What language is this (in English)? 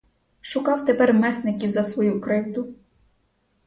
Ukrainian